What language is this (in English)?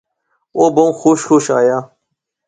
Pahari-Potwari